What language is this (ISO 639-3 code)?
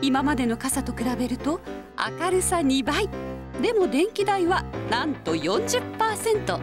jpn